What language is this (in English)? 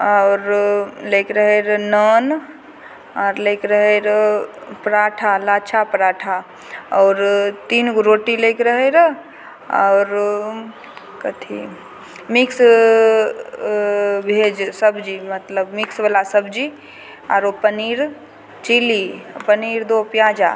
Maithili